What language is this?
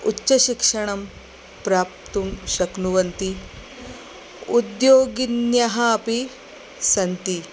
Sanskrit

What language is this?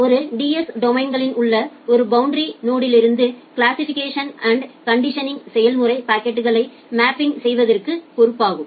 Tamil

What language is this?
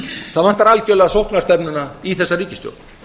Icelandic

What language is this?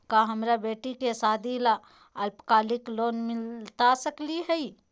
Magahi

